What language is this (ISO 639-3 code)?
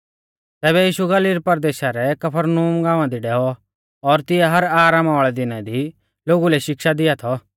bfz